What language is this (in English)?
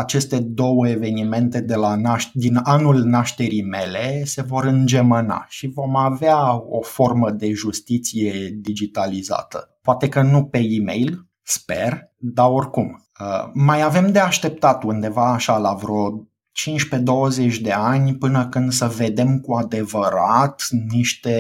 Romanian